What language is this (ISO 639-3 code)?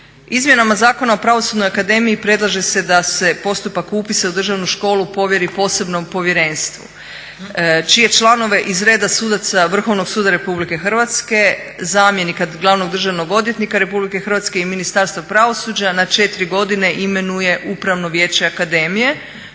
hrv